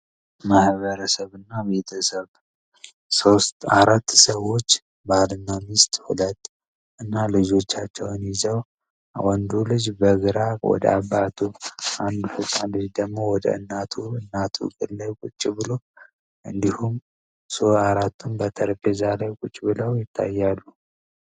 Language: Amharic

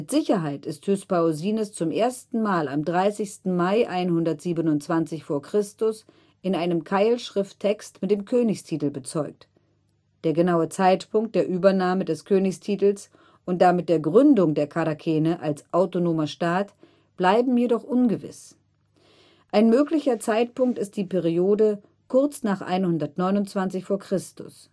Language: German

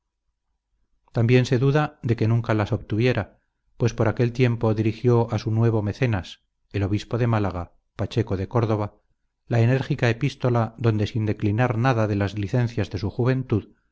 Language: Spanish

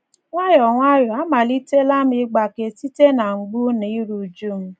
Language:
Igbo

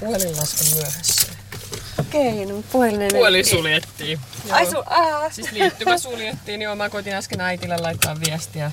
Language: Finnish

